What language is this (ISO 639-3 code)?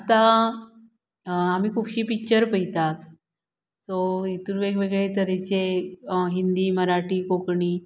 kok